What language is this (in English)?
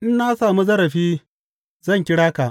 Hausa